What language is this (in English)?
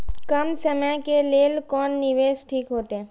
Maithili